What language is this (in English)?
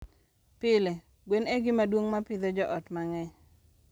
Luo (Kenya and Tanzania)